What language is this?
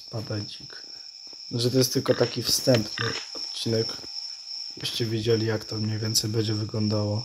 Polish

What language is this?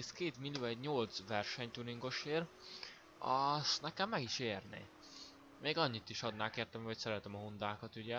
Hungarian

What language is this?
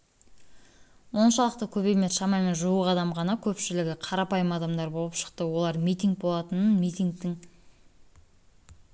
Kazakh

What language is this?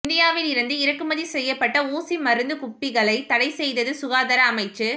Tamil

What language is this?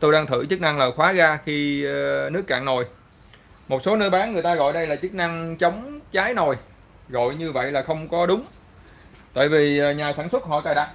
Vietnamese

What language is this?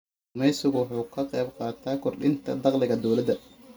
Somali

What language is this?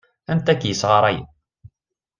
Kabyle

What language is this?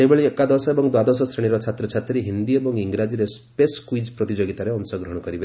Odia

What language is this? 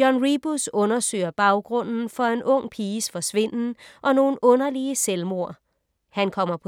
Danish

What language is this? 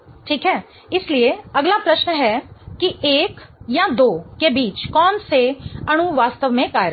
Hindi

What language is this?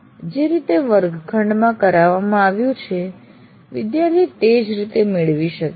Gujarati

